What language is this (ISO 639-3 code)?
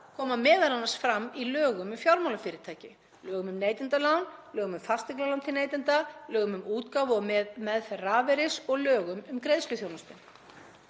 isl